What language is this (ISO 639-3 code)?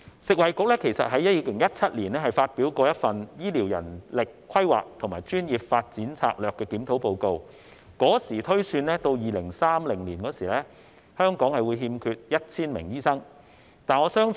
yue